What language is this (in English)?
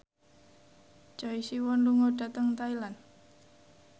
Javanese